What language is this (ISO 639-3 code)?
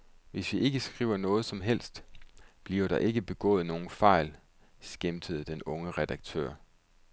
dan